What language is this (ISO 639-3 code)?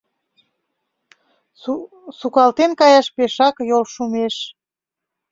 chm